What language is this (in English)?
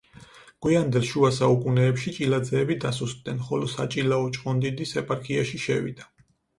Georgian